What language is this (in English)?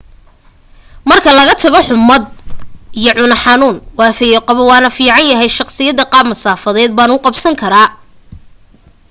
Somali